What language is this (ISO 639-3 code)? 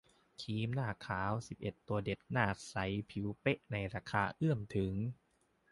tha